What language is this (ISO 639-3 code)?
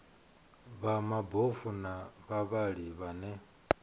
ven